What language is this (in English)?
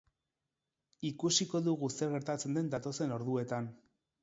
Basque